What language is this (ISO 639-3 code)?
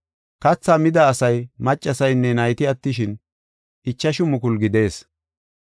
gof